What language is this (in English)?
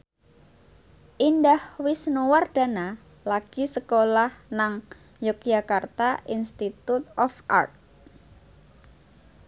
Javanese